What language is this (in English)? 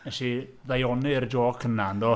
Welsh